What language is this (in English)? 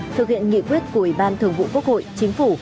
Vietnamese